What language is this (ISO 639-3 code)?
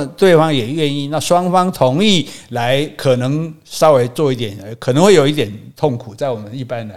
zho